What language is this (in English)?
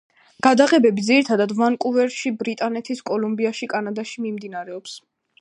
Georgian